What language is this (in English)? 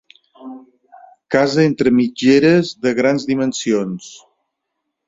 Catalan